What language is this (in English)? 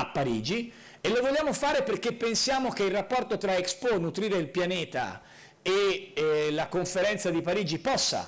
Italian